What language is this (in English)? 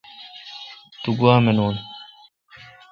Kalkoti